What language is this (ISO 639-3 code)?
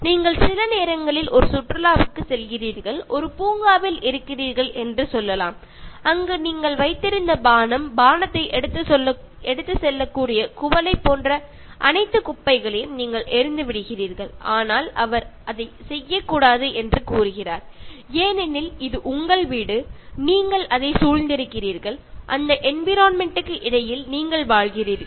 tam